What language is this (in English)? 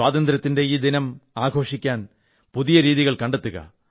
Malayalam